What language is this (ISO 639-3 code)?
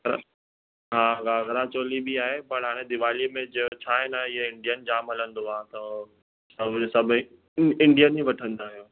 snd